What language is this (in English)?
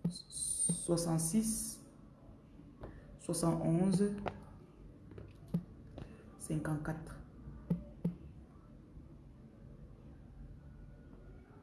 French